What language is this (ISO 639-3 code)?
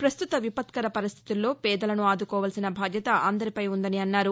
tel